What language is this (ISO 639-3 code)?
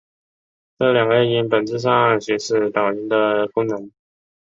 zho